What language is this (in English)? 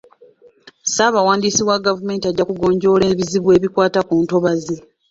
Ganda